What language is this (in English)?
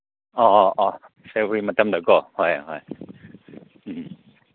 Manipuri